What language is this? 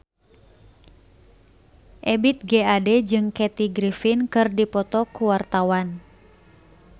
Sundanese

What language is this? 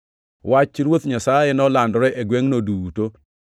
Luo (Kenya and Tanzania)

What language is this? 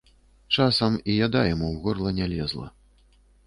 Belarusian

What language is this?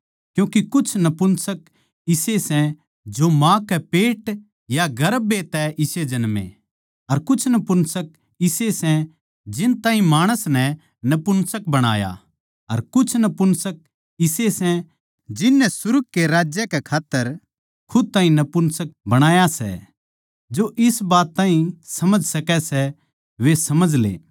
Haryanvi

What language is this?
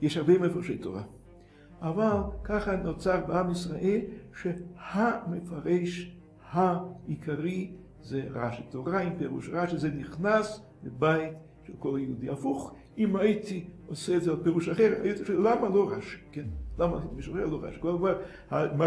Hebrew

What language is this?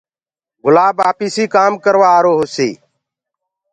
Gurgula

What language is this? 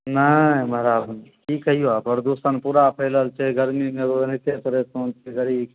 Maithili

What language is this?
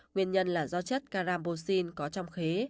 Vietnamese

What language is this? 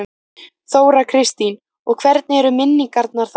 Icelandic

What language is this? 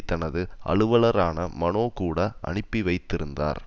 Tamil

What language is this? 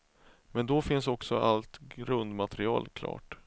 Swedish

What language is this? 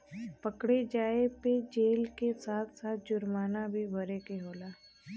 Bhojpuri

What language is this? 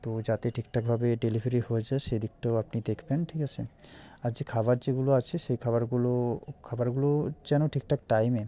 Bangla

